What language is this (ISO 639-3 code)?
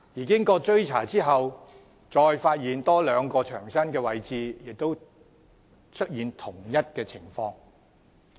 yue